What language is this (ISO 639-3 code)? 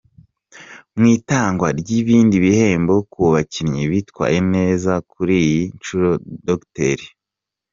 kin